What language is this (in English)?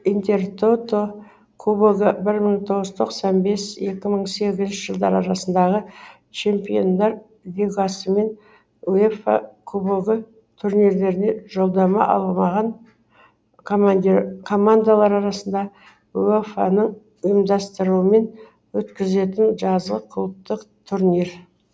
Kazakh